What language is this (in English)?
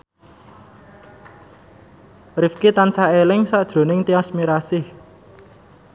Javanese